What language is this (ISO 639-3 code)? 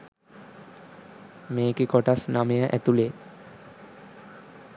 sin